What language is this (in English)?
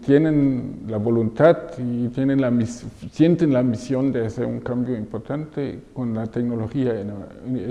Spanish